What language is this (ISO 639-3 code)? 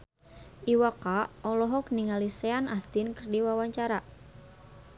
sun